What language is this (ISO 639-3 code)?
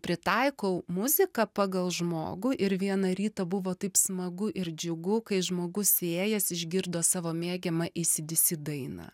lit